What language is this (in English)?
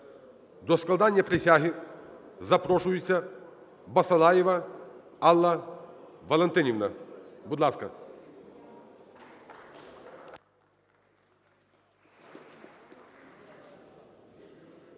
Ukrainian